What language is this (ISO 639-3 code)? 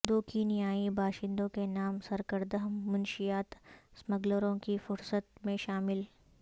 urd